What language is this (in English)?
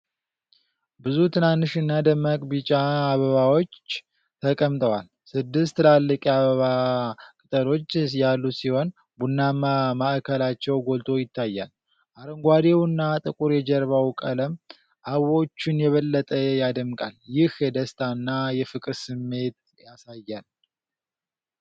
Amharic